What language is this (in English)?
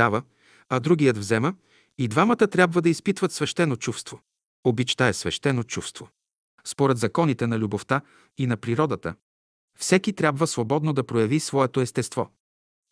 Bulgarian